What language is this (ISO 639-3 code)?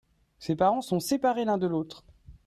fra